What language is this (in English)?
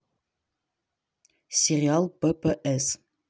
Russian